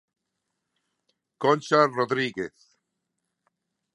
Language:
Galician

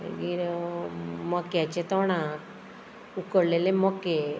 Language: Konkani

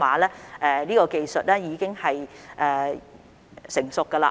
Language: Cantonese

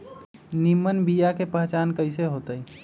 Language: Magahi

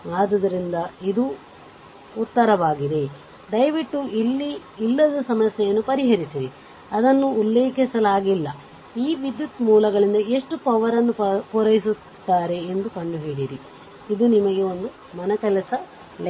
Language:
Kannada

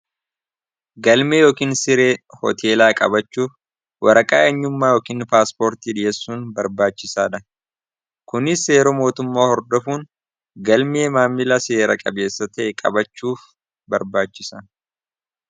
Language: Oromo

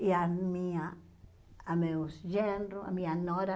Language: Portuguese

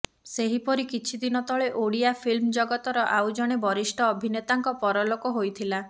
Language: Odia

